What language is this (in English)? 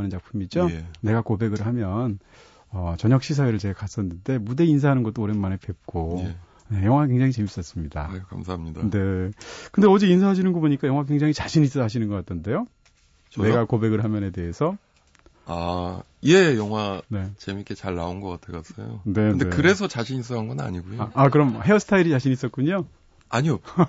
Korean